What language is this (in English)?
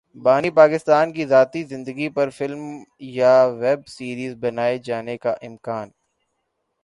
Urdu